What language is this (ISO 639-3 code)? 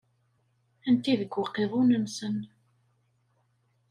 kab